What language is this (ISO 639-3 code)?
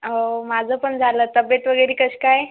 mar